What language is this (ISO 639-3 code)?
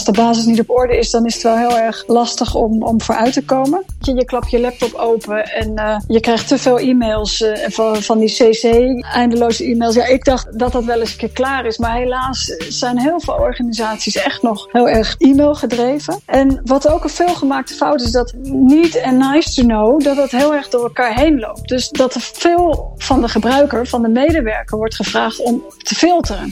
nld